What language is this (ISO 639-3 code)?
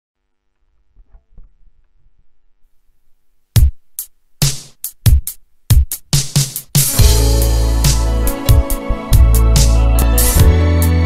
ron